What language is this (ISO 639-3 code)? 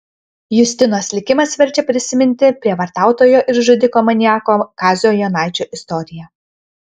lit